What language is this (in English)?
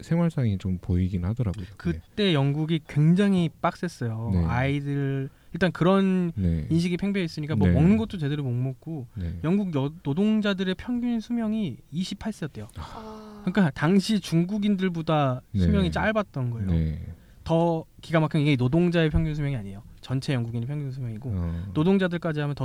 Korean